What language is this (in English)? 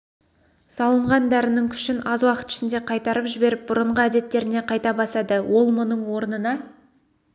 Kazakh